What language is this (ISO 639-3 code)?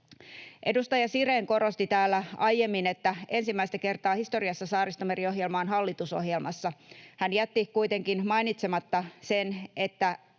fin